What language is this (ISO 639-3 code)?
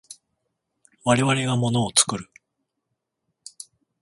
jpn